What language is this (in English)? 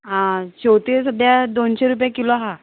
Konkani